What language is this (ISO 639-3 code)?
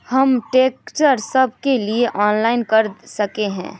mag